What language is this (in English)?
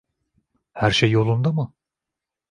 Turkish